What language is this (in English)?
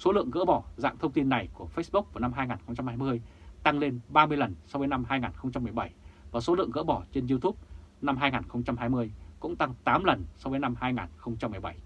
Vietnamese